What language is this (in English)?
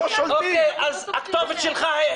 Hebrew